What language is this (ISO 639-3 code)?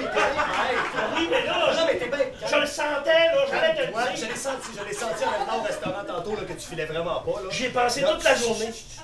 fra